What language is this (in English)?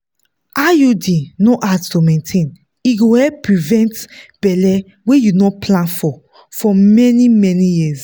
Nigerian Pidgin